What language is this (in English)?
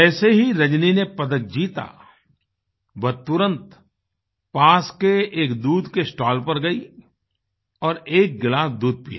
Hindi